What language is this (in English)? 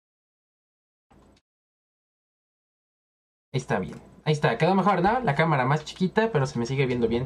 Spanish